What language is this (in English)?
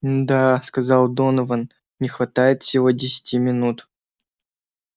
Russian